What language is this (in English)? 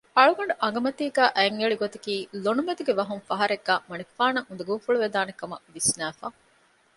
Divehi